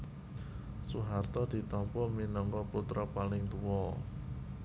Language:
Javanese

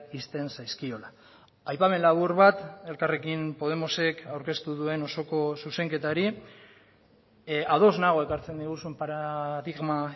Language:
Basque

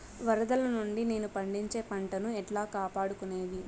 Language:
Telugu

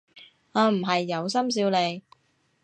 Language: Cantonese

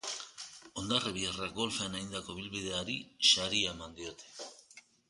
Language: Basque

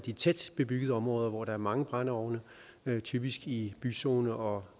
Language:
Danish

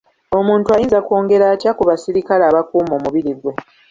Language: Ganda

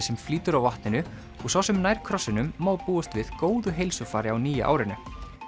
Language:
Icelandic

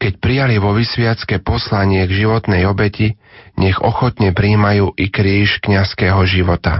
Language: Slovak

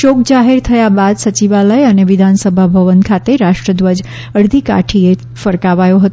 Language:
Gujarati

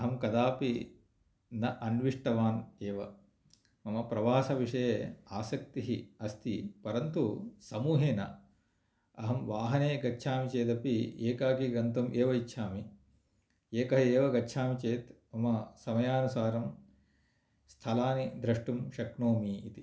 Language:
Sanskrit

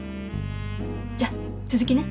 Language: Japanese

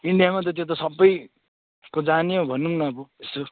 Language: Nepali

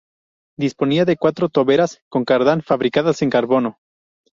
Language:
Spanish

